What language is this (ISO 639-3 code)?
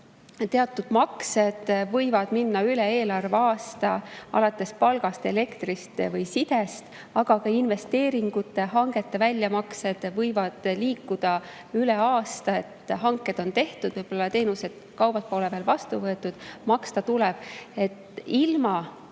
est